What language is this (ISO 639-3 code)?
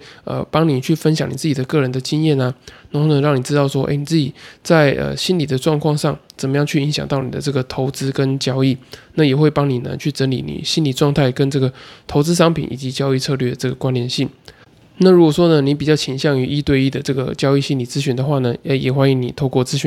zho